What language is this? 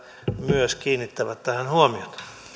Finnish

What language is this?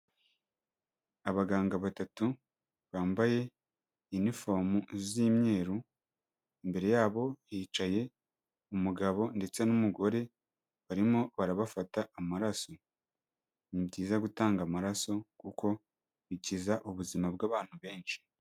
Kinyarwanda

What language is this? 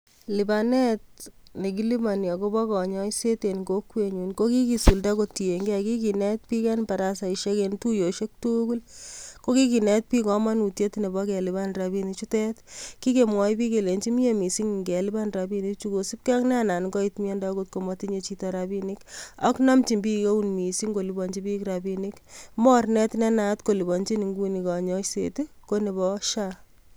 Kalenjin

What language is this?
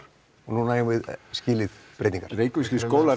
Icelandic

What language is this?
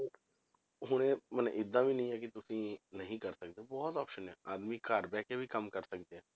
Punjabi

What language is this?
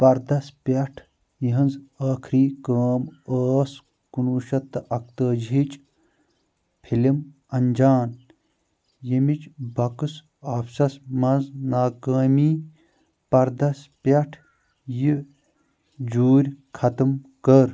Kashmiri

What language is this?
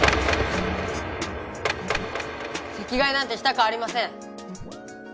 Japanese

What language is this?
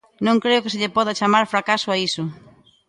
Galician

